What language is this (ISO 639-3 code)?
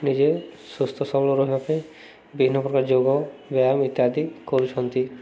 ori